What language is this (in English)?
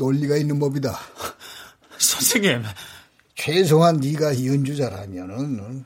Korean